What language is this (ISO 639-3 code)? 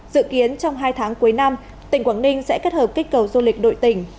vie